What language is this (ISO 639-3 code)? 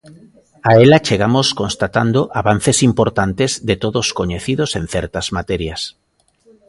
glg